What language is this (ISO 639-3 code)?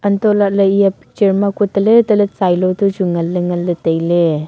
nnp